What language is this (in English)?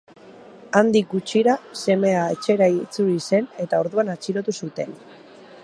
Basque